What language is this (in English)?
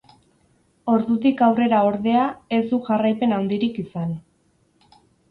Basque